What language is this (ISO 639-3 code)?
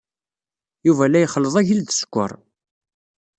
kab